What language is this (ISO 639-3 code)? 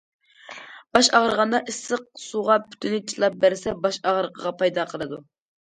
uig